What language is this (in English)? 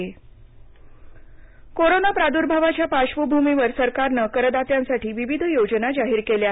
Marathi